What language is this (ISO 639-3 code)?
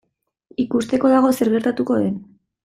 eus